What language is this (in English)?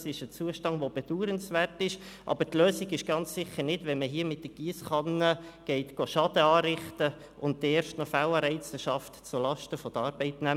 Swiss German